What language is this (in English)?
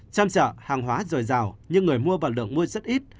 Vietnamese